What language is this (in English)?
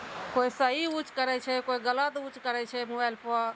Maithili